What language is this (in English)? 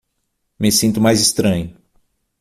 Portuguese